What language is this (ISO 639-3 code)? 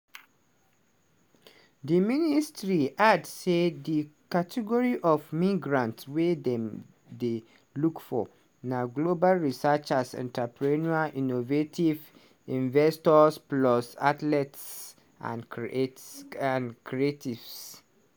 pcm